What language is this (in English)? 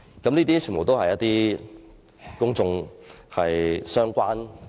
Cantonese